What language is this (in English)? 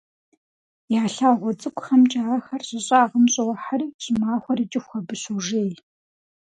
Kabardian